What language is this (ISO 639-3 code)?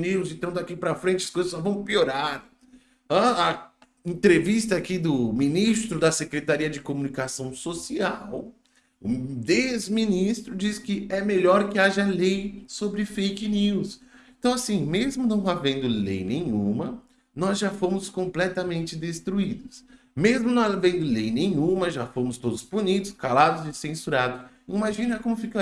por